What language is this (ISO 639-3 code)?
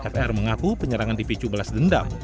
ind